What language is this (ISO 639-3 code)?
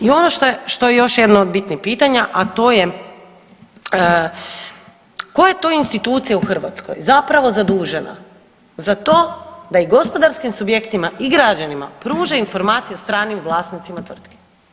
hrv